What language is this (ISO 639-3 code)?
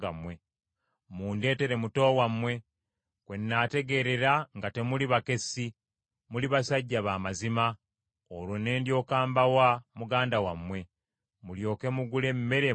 lug